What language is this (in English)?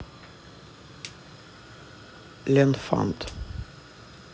Russian